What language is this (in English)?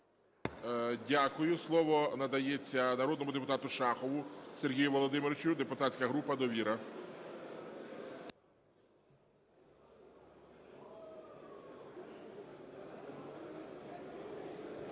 Ukrainian